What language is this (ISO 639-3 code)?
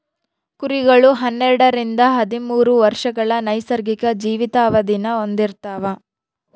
kan